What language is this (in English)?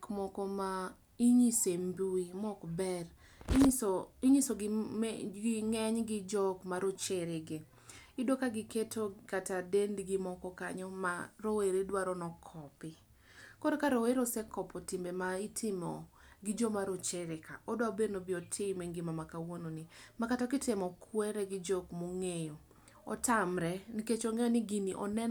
Luo (Kenya and Tanzania)